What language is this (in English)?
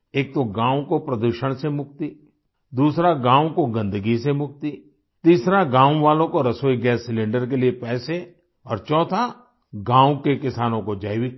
Hindi